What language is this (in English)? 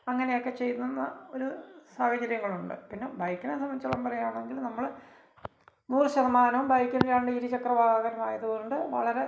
Malayalam